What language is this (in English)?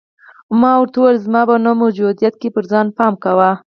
Pashto